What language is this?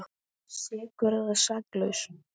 Icelandic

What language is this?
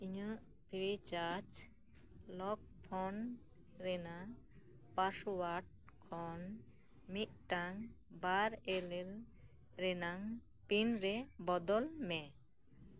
Santali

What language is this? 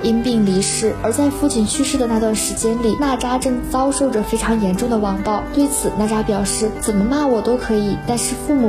Chinese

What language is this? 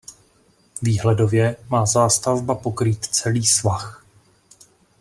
Czech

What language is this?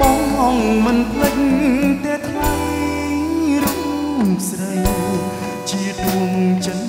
Thai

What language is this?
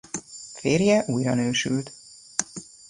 Hungarian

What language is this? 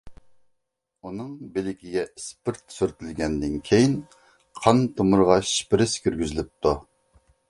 Uyghur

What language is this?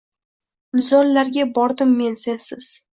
Uzbek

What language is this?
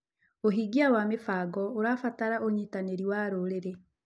Kikuyu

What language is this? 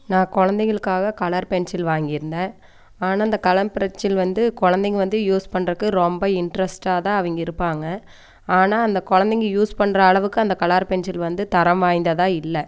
Tamil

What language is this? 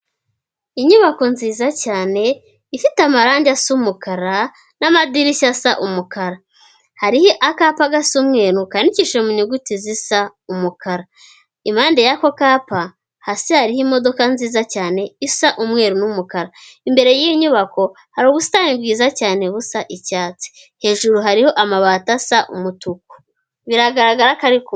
Kinyarwanda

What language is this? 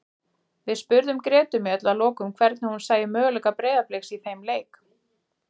Icelandic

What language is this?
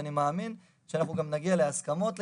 Hebrew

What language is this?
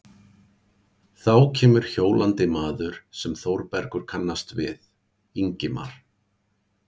Icelandic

